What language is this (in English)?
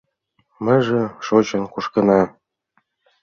Mari